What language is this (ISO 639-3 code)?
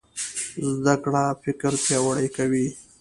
pus